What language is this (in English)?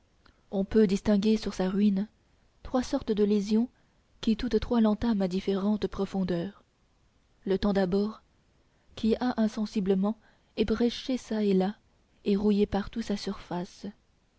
French